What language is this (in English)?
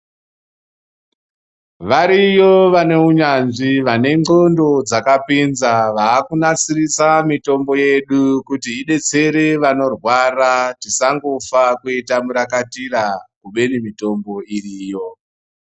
Ndau